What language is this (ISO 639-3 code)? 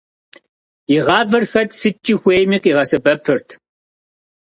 kbd